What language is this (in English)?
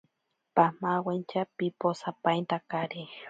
Ashéninka Perené